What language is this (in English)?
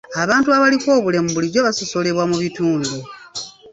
Ganda